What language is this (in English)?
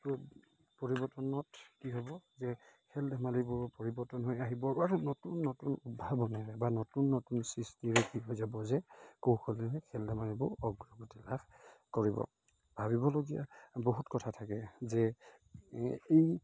Assamese